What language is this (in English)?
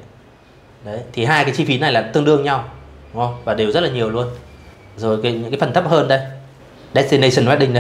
Vietnamese